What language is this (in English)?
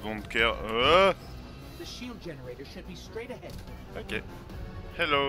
French